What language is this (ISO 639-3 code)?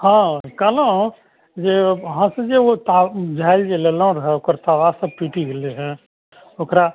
mai